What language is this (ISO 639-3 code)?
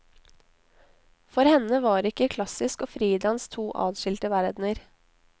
nor